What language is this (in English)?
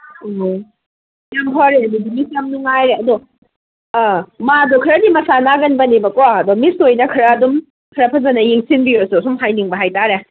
Manipuri